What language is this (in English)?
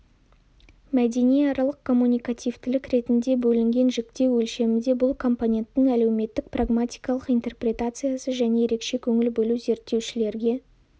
Kazakh